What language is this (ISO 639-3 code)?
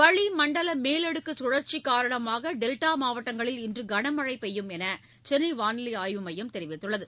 tam